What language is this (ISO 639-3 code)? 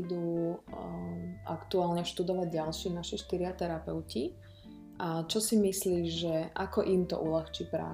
slk